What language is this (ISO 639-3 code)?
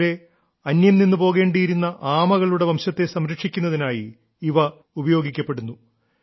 mal